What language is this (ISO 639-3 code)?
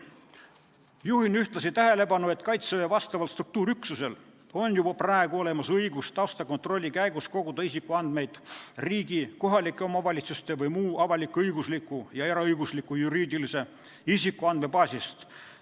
est